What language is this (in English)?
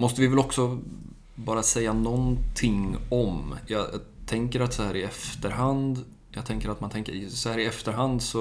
Swedish